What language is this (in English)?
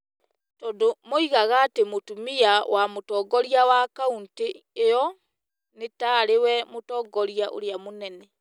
Kikuyu